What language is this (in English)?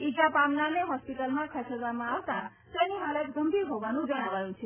Gujarati